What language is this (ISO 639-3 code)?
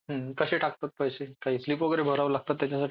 mar